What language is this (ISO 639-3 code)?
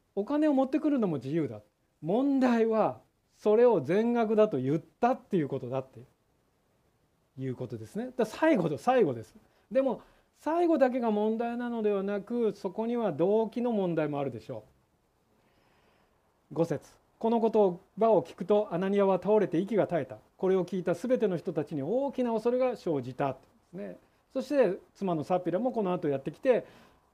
jpn